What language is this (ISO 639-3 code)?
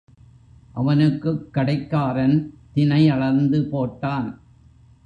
tam